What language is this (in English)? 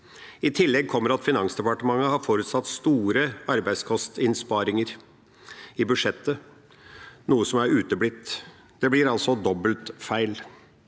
Norwegian